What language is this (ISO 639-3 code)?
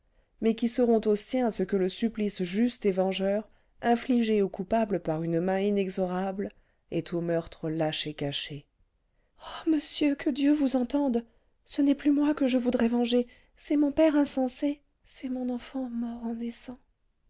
fra